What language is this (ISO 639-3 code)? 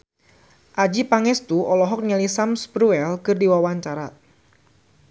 sun